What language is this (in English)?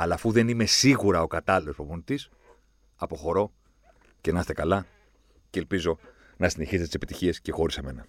Greek